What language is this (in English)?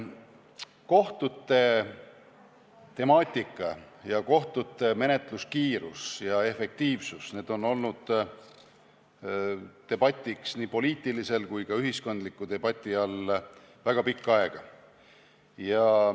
Estonian